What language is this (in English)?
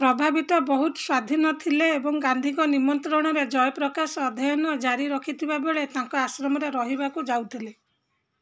Odia